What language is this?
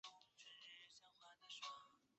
Chinese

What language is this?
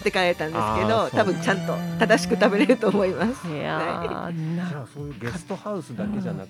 Japanese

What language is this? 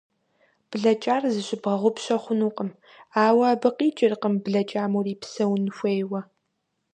Kabardian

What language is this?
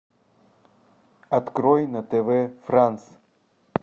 Russian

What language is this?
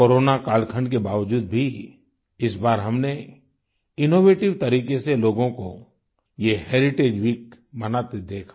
Hindi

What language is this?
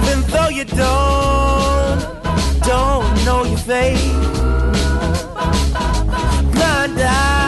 Hungarian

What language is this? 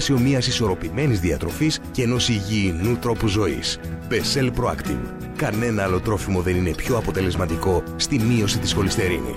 Greek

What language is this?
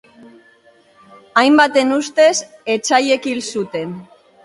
Basque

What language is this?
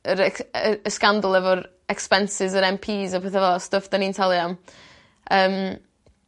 Welsh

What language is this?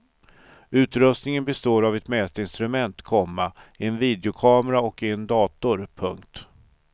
Swedish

